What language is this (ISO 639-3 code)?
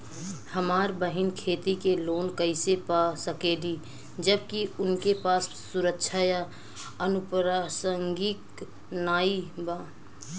bho